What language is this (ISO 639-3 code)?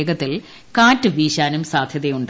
mal